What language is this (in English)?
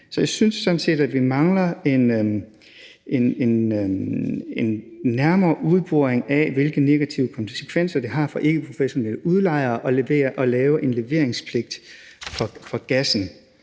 Danish